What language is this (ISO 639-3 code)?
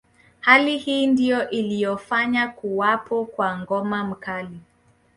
swa